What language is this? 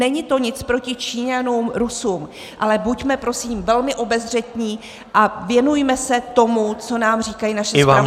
Czech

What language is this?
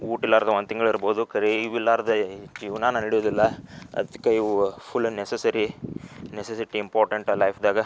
Kannada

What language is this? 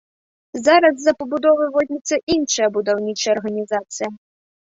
Belarusian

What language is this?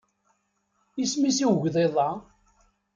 Kabyle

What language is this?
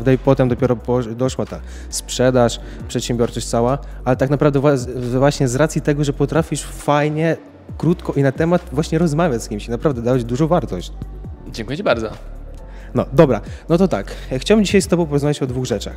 Polish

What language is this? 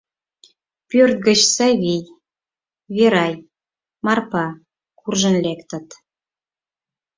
Mari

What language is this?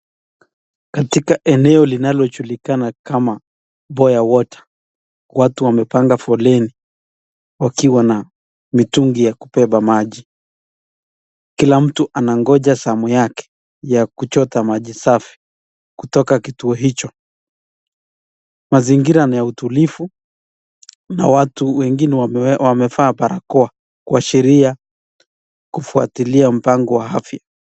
Swahili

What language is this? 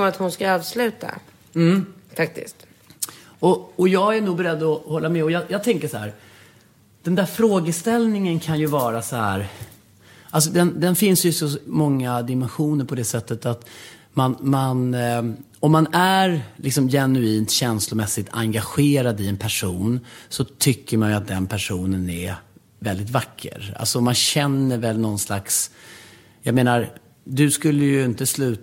Swedish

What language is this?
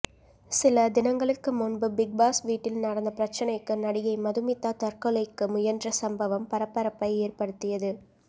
Tamil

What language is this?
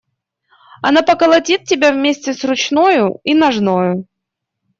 Russian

